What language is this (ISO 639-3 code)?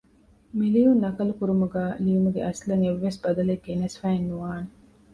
div